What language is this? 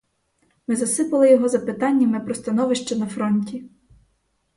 Ukrainian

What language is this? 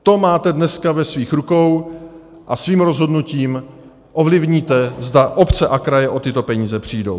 Czech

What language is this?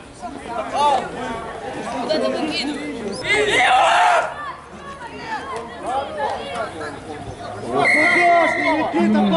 Russian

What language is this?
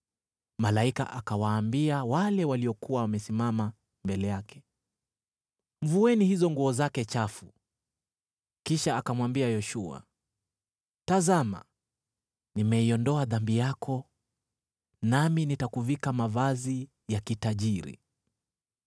Swahili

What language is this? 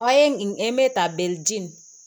Kalenjin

